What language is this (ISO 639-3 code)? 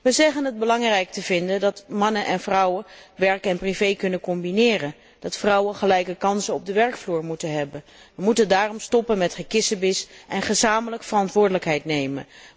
nld